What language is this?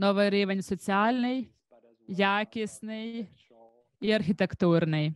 Ukrainian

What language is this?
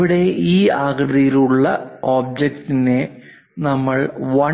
Malayalam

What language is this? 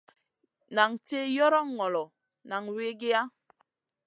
Masana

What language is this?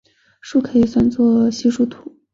Chinese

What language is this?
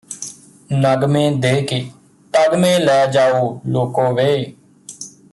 Punjabi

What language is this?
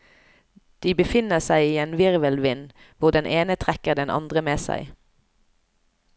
Norwegian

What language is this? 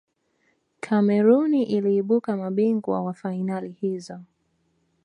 Swahili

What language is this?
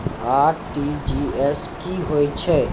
Maithili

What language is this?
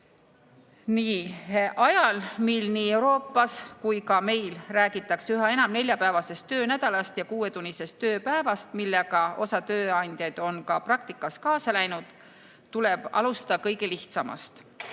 Estonian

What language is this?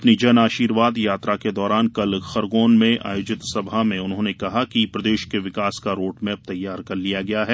Hindi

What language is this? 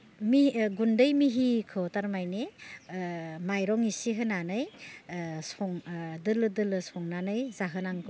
Bodo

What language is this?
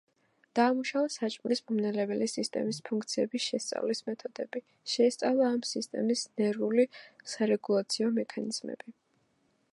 Georgian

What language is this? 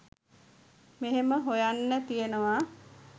Sinhala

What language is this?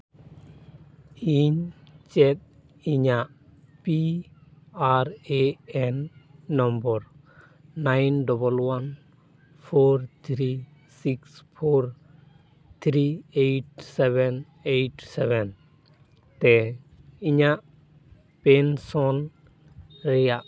Santali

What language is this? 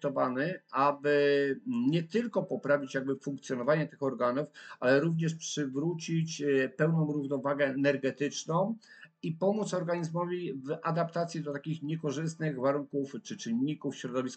Polish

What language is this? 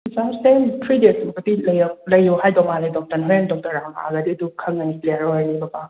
Manipuri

